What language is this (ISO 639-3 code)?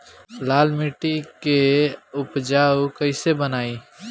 bho